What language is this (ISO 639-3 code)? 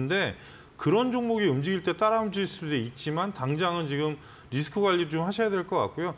kor